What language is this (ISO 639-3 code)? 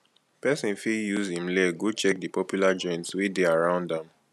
pcm